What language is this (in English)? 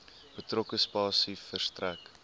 Afrikaans